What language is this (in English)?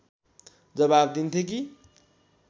Nepali